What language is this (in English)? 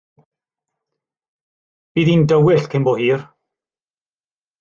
Welsh